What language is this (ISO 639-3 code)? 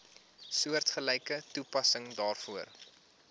afr